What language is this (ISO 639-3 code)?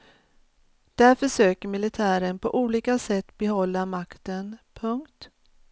swe